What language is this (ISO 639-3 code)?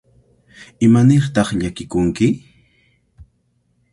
qvl